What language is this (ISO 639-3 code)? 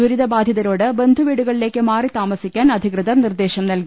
mal